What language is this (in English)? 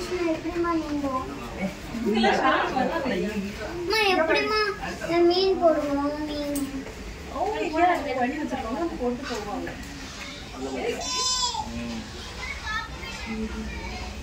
Tamil